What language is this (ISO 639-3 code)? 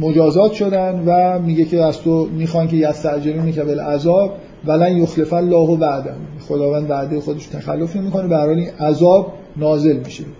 fas